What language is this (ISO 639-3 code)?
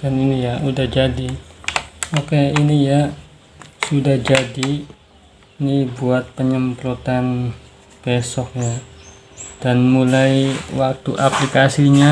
ind